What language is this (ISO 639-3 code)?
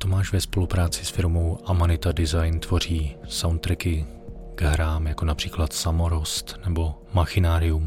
ces